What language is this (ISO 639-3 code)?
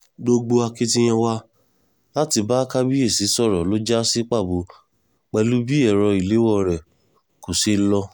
yor